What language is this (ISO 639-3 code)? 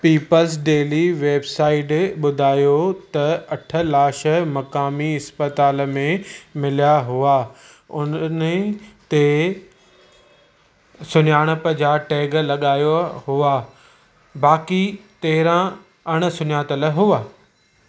snd